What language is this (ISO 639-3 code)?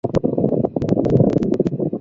zho